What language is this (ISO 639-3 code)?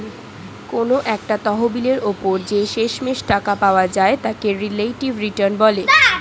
ben